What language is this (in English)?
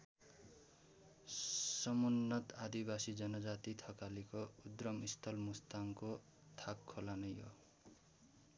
Nepali